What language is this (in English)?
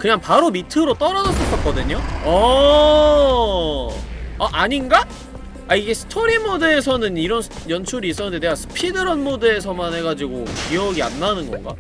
Korean